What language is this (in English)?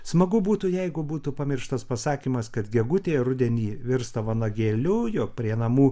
Lithuanian